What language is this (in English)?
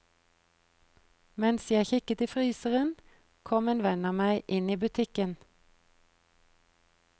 Norwegian